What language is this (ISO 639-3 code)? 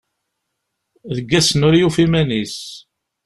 kab